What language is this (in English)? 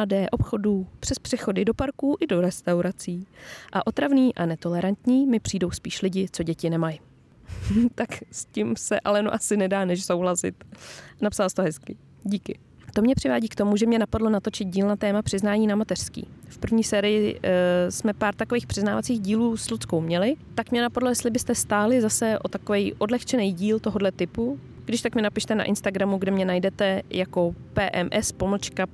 Czech